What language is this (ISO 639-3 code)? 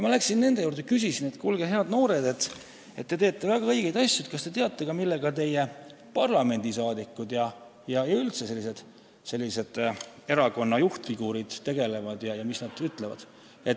est